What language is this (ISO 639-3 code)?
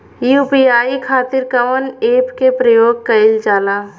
bho